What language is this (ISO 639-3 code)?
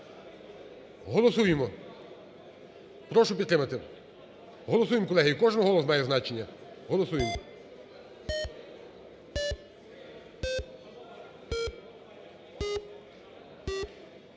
ukr